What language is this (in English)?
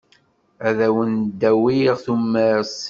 Kabyle